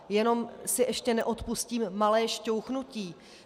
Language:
Czech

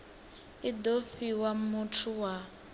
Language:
Venda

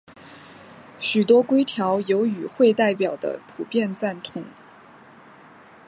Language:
Chinese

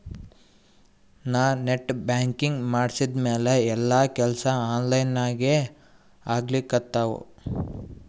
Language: Kannada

